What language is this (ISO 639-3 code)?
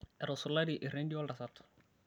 mas